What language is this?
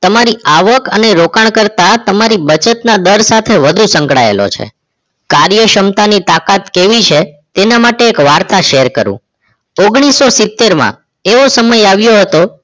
Gujarati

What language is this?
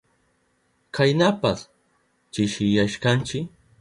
Southern Pastaza Quechua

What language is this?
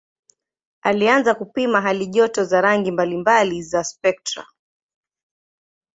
Swahili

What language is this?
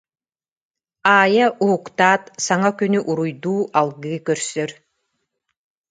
Yakut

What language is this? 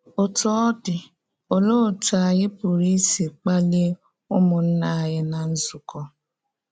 Igbo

